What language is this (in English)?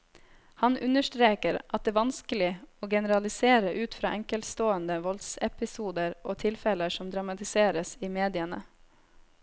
Norwegian